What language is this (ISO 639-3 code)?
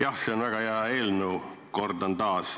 est